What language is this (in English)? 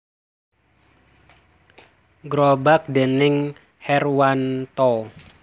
Javanese